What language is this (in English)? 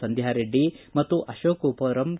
Kannada